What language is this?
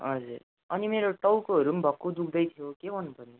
Nepali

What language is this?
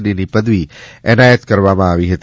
Gujarati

